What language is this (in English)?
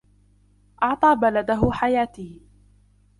Arabic